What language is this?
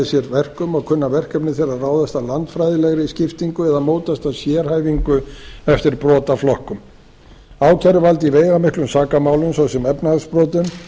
Icelandic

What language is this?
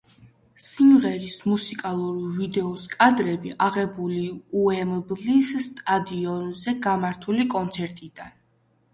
Georgian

